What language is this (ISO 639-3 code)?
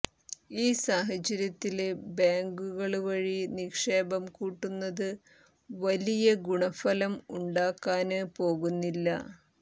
mal